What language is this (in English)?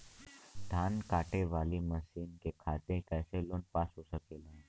Bhojpuri